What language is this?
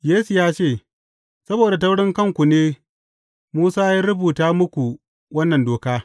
Hausa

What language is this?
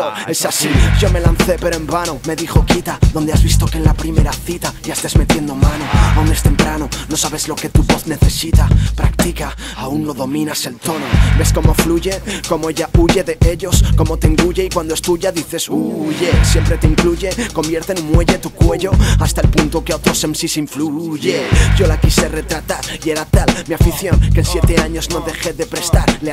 Spanish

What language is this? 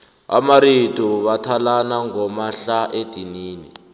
South Ndebele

